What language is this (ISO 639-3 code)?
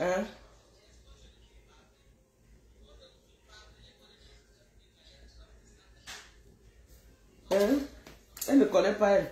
fra